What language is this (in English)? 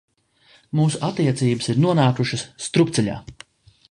Latvian